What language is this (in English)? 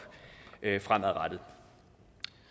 Danish